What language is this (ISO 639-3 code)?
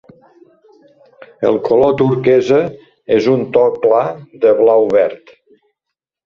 cat